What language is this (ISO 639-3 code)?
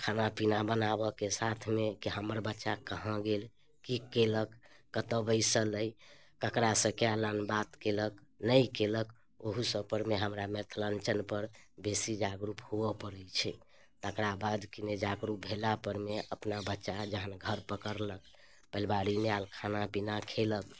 mai